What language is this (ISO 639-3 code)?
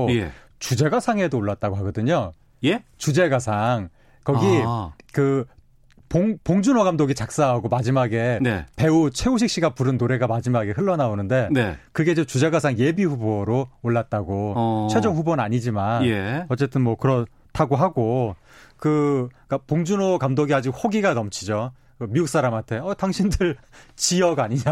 kor